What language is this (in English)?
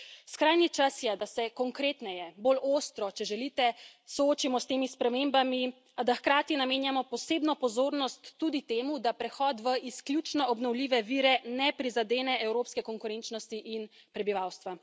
Slovenian